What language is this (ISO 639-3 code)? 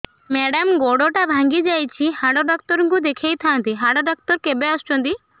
ori